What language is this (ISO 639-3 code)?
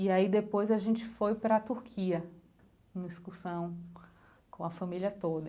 por